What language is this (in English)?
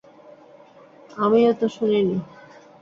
Bangla